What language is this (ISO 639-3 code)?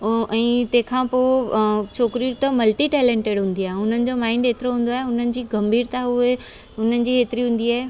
snd